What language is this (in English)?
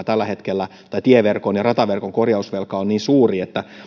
Finnish